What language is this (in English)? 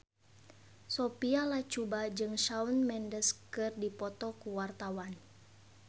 Sundanese